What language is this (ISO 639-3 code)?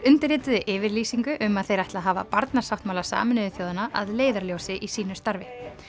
isl